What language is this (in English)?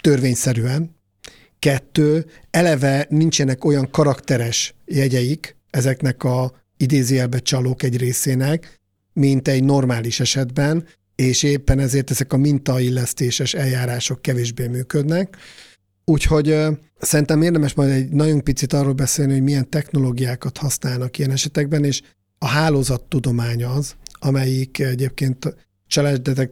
Hungarian